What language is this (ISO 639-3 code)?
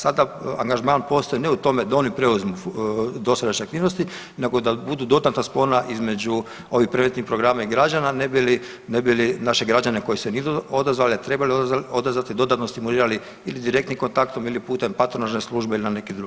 hrv